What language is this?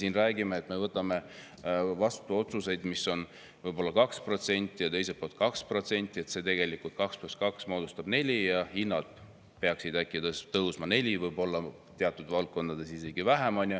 Estonian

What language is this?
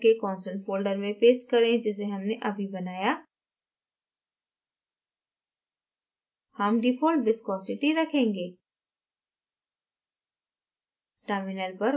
Hindi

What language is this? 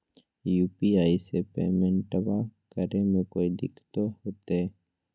Magahi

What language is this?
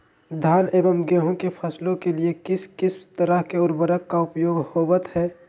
Magahi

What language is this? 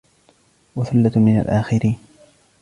Arabic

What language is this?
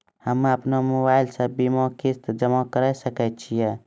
Maithili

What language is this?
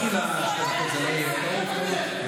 Hebrew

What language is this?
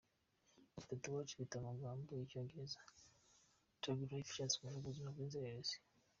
Kinyarwanda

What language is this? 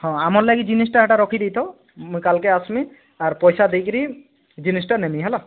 Odia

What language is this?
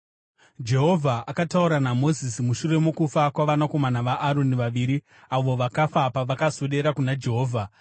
Shona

